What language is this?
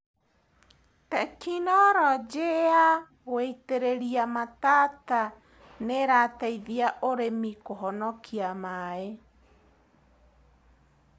Kikuyu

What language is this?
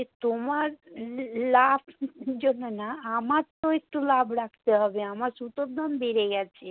Bangla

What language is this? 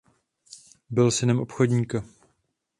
Czech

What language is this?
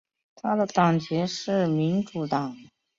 Chinese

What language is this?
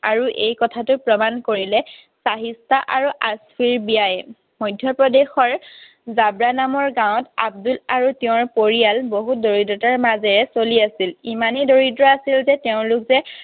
Assamese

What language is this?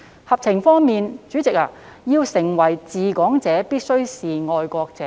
Cantonese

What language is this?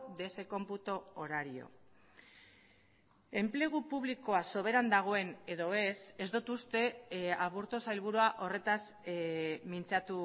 Basque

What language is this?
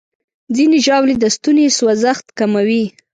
Pashto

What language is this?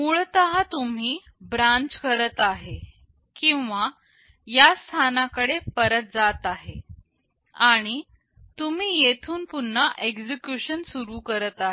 Marathi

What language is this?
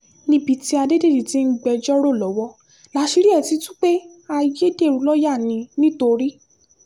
Yoruba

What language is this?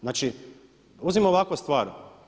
Croatian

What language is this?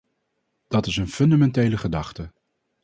Dutch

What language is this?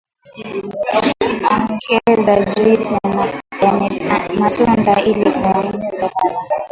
Swahili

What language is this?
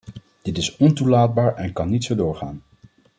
Dutch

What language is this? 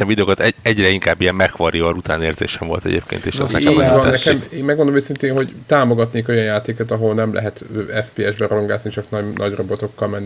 Hungarian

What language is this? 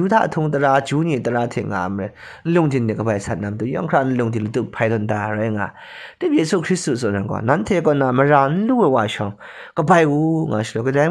Korean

